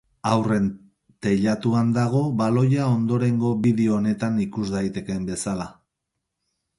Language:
Basque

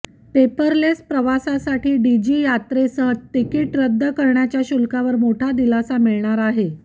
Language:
Marathi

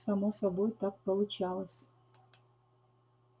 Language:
Russian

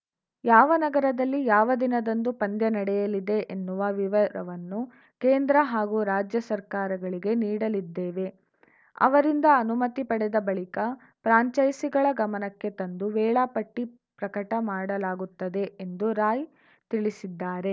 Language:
Kannada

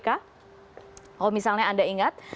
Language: Indonesian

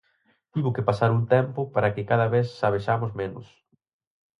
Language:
Galician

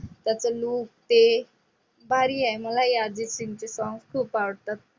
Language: Marathi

